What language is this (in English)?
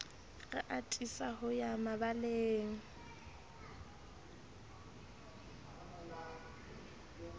Southern Sotho